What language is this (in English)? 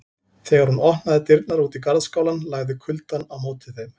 Icelandic